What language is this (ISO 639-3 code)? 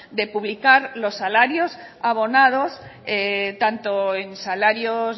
spa